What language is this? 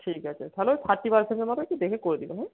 Bangla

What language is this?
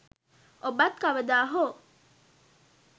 Sinhala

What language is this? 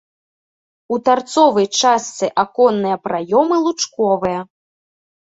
Belarusian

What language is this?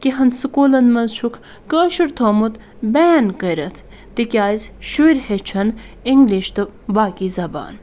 Kashmiri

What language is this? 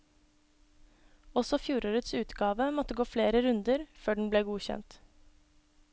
Norwegian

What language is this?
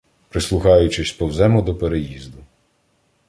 Ukrainian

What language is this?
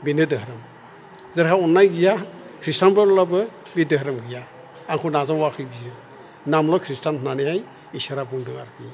Bodo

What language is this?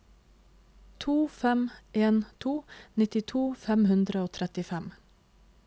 Norwegian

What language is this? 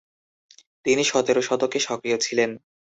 Bangla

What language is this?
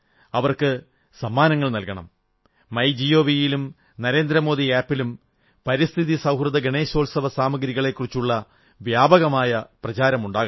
Malayalam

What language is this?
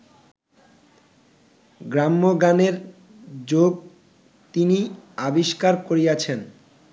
Bangla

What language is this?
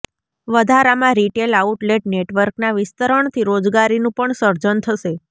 Gujarati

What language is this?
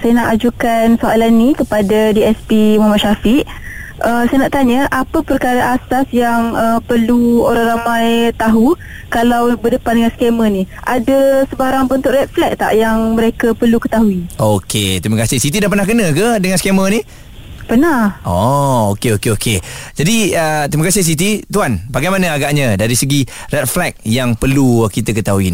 Malay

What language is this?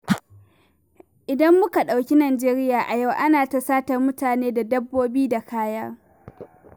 Hausa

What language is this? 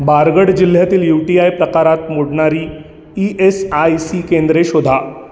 Marathi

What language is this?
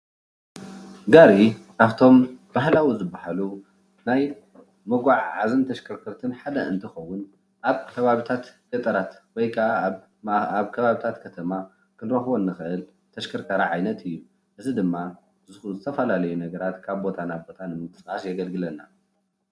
Tigrinya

